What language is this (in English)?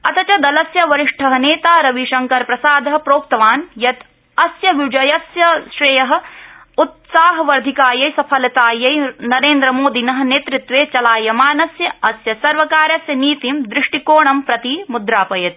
Sanskrit